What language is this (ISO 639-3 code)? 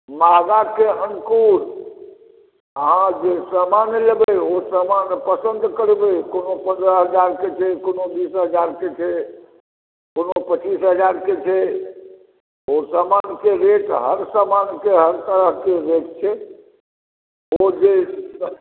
mai